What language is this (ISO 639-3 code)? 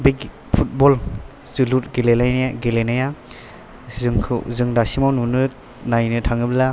brx